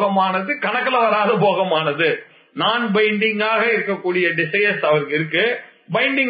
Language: Tamil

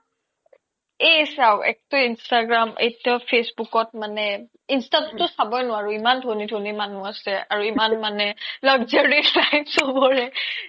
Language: Assamese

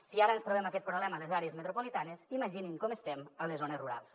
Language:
Catalan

